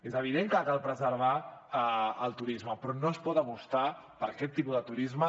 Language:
Catalan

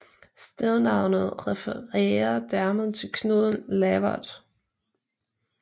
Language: Danish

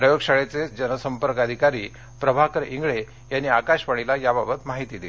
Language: Marathi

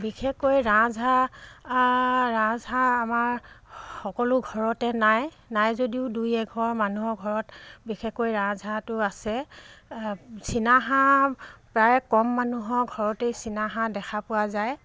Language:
Assamese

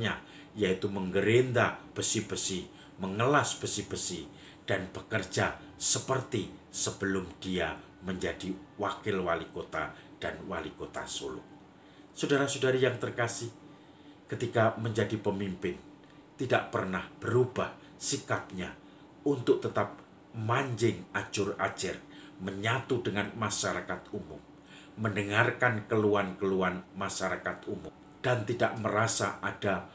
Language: Indonesian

